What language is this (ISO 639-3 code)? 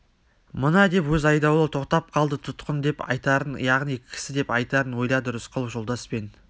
kaz